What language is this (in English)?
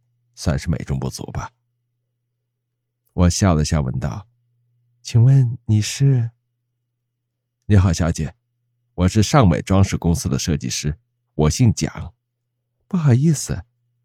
Chinese